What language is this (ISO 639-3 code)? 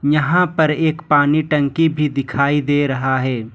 hin